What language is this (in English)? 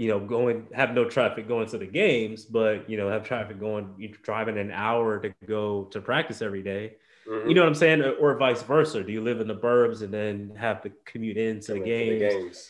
English